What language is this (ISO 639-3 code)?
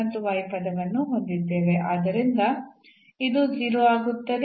kan